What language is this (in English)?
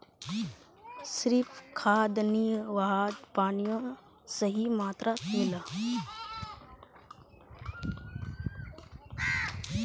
Magahi